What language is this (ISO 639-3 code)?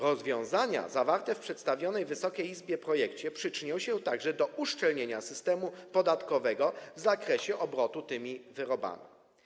pol